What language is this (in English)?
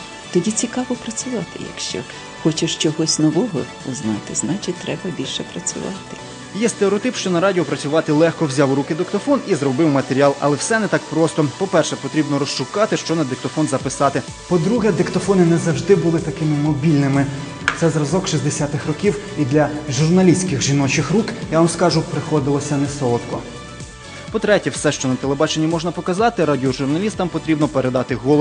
Ukrainian